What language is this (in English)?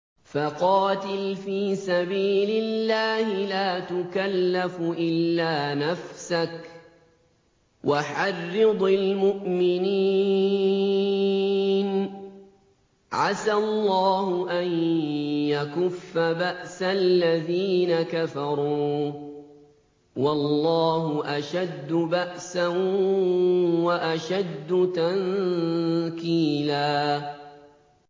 Arabic